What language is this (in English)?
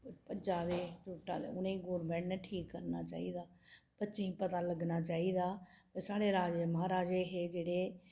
Dogri